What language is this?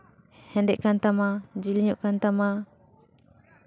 Santali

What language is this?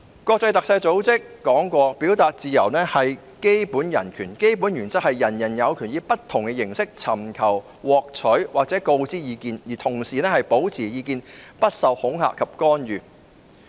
Cantonese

